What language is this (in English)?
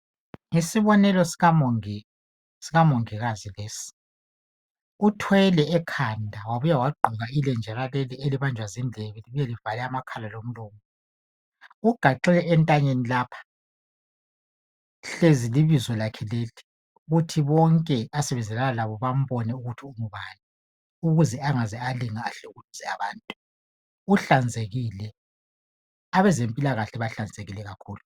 North Ndebele